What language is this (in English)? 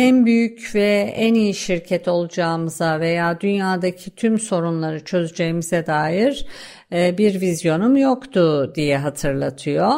Turkish